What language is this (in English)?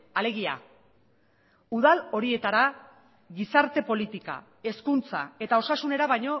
Basque